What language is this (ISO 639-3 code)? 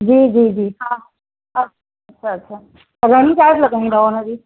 snd